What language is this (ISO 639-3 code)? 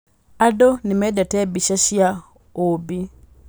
kik